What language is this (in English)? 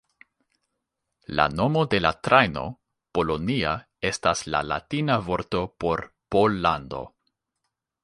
Esperanto